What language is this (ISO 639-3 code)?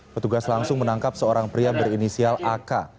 ind